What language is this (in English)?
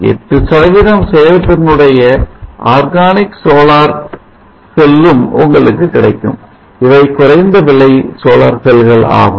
Tamil